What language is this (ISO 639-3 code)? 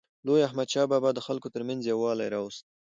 pus